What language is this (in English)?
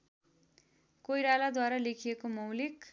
Nepali